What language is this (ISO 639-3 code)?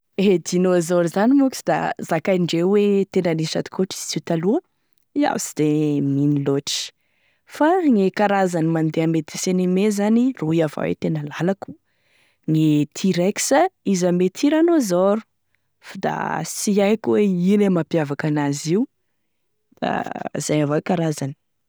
tkg